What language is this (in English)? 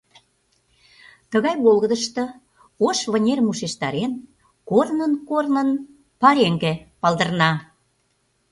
Mari